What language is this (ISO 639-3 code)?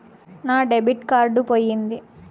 tel